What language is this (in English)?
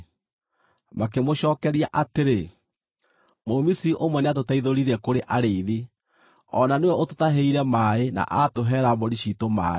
Kikuyu